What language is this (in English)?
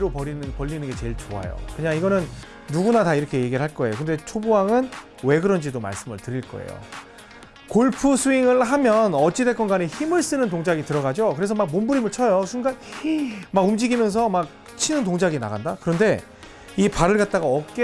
Korean